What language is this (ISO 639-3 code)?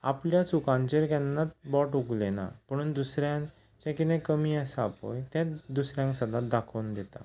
kok